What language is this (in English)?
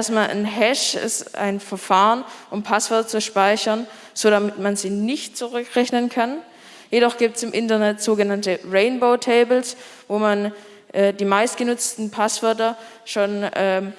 German